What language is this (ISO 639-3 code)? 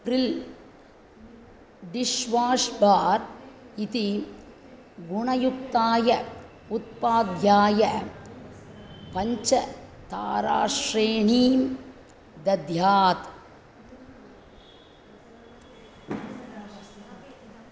san